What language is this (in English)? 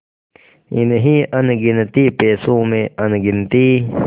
Hindi